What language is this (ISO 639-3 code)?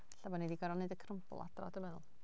cym